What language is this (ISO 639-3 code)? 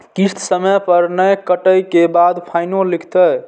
mai